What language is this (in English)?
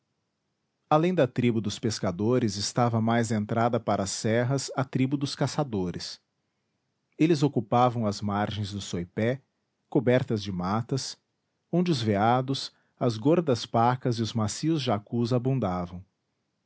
Portuguese